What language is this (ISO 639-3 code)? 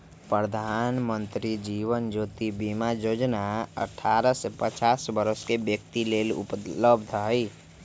mag